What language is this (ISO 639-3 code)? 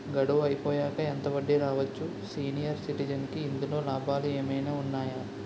tel